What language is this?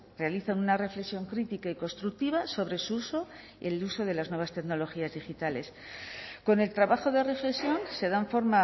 Spanish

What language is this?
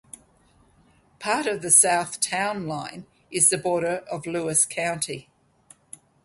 English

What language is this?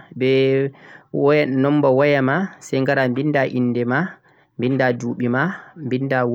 Central-Eastern Niger Fulfulde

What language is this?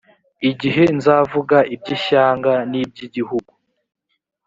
Kinyarwanda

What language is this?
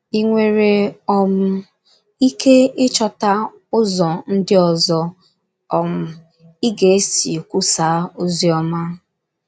Igbo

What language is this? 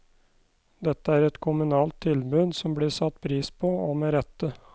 Norwegian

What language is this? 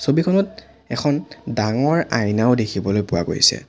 Assamese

